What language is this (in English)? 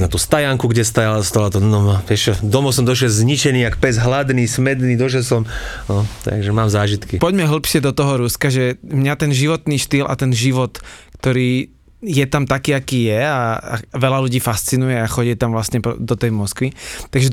Slovak